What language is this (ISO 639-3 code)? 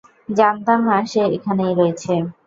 ben